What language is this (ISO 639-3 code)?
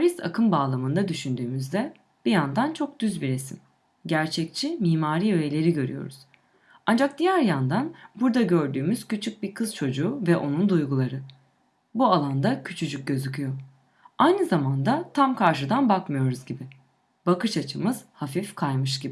tur